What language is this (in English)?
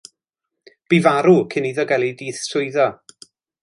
Welsh